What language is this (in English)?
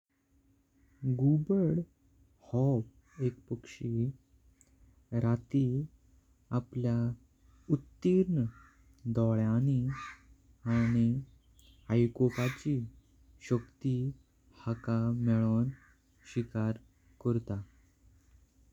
Konkani